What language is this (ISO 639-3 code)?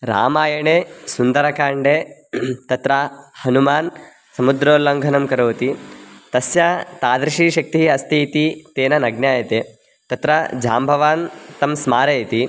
san